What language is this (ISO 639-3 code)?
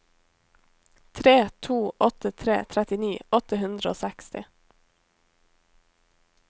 nor